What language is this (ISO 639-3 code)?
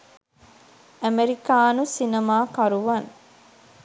sin